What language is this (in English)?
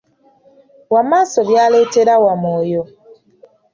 Ganda